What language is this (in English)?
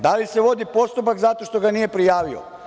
Serbian